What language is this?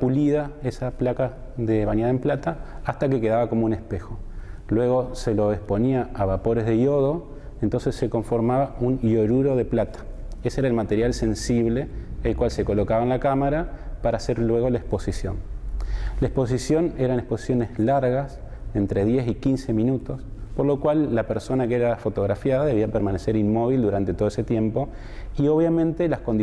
Spanish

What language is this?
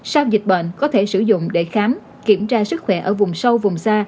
Vietnamese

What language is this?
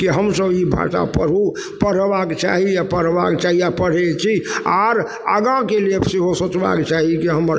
Maithili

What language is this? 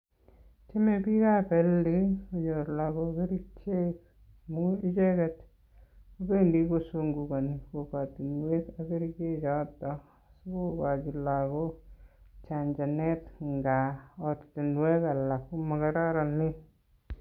Kalenjin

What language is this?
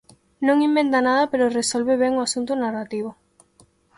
Galician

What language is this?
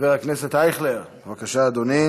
Hebrew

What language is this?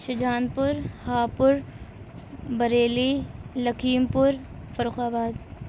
Urdu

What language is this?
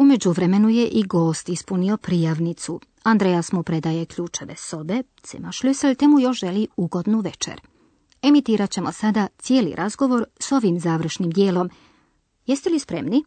Croatian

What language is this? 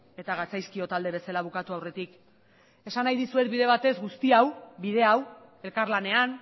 Basque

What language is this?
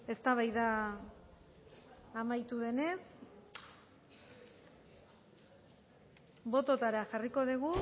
Basque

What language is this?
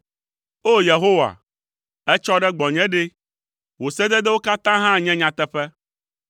Ewe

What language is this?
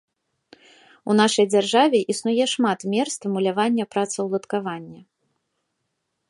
Belarusian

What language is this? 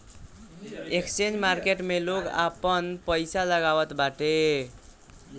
Bhojpuri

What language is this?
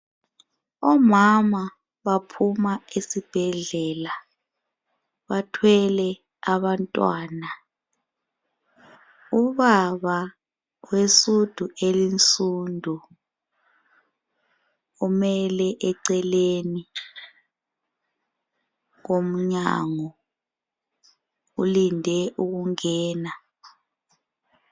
North Ndebele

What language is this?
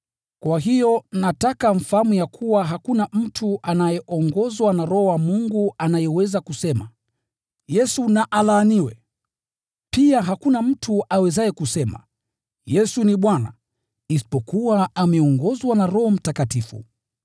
Swahili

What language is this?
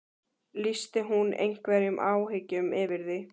Icelandic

